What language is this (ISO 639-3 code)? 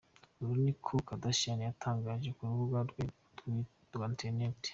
kin